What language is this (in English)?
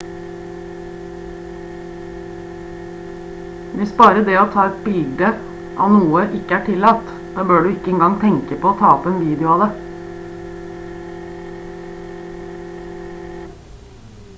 Norwegian Bokmål